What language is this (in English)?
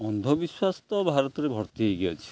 Odia